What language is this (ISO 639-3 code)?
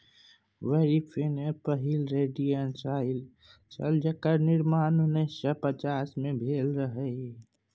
mai